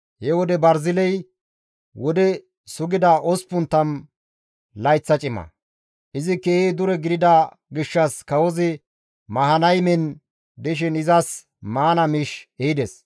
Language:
Gamo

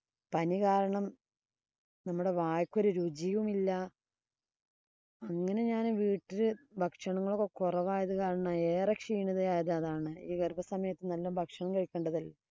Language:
Malayalam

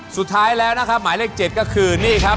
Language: Thai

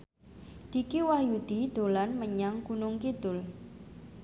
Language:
Javanese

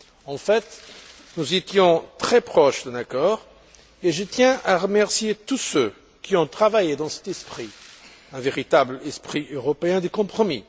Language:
French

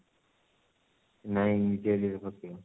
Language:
Odia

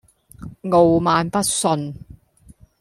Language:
Cantonese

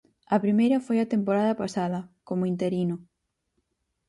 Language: Galician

